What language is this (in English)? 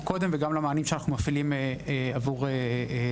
Hebrew